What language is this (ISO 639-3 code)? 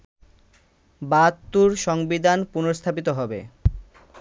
ben